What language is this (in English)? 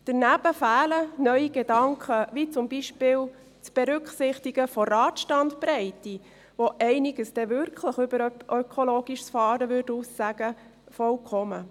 Swiss German